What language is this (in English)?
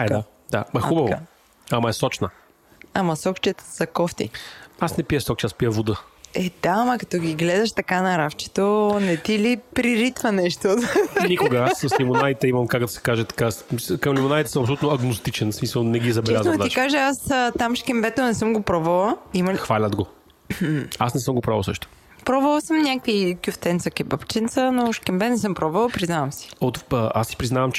Bulgarian